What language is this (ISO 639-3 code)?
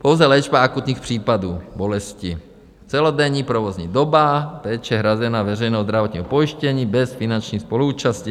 ces